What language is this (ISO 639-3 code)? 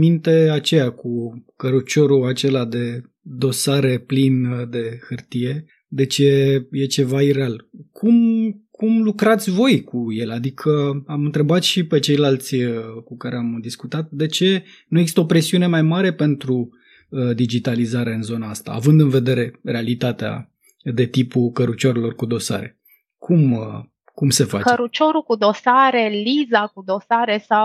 ron